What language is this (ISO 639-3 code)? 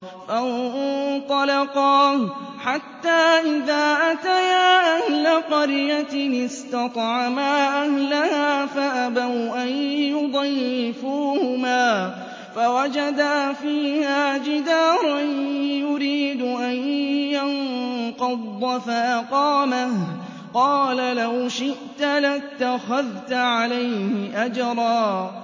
ara